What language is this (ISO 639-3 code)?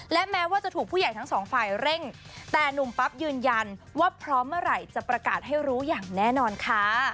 tha